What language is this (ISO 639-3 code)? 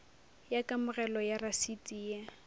nso